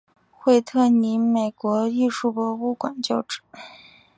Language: Chinese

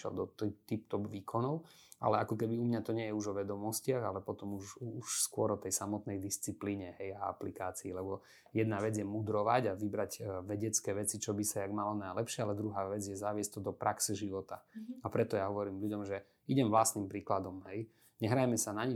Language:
Slovak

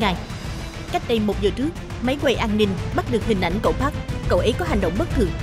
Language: Vietnamese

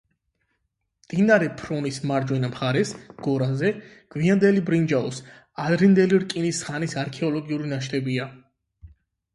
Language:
Georgian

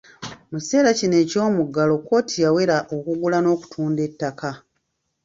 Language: Ganda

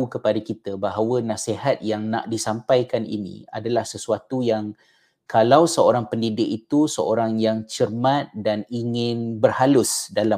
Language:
Malay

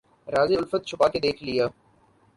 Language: Urdu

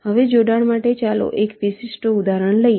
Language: Gujarati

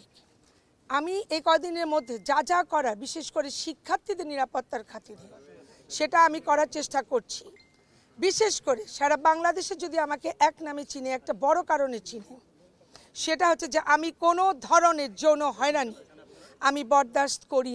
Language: Arabic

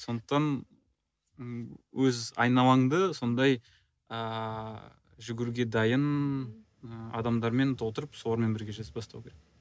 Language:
Kazakh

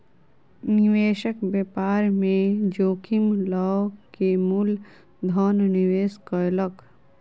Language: Maithili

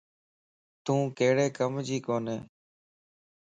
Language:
Lasi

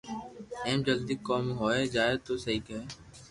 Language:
Loarki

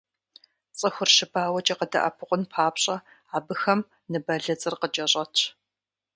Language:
Kabardian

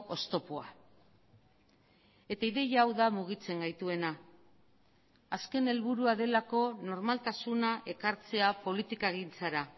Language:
Basque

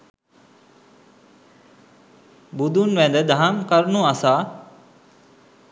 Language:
Sinhala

